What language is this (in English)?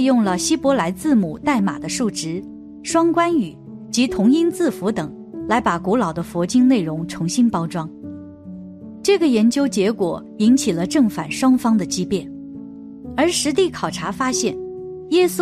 Chinese